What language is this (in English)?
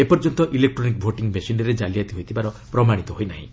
Odia